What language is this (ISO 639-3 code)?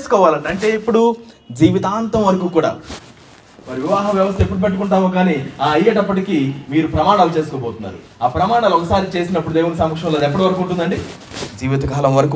tel